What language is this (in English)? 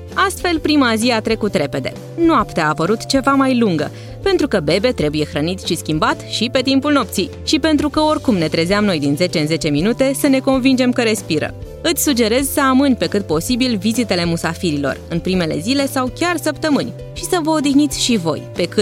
Romanian